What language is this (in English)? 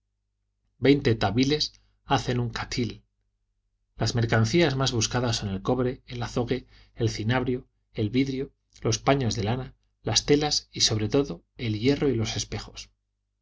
Spanish